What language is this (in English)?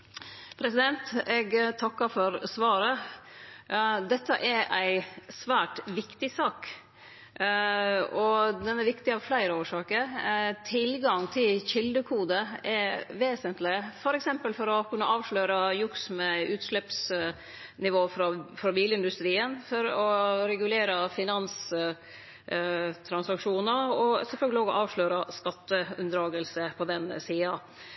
Norwegian